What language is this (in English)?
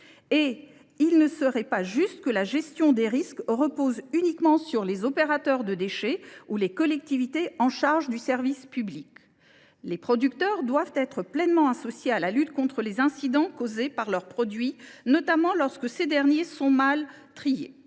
French